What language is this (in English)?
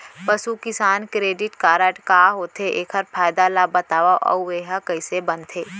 Chhattisgarhi